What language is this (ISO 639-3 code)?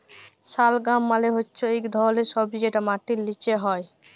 ben